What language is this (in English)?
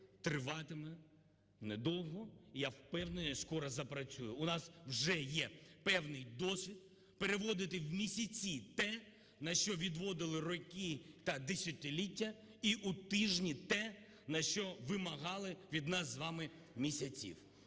Ukrainian